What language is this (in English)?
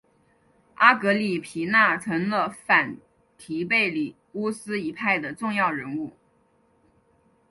Chinese